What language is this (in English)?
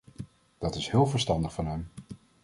Dutch